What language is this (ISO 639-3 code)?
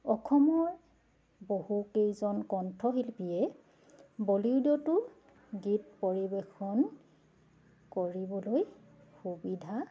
asm